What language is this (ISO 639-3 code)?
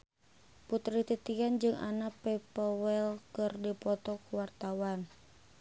sun